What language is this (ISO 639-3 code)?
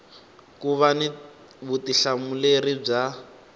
tso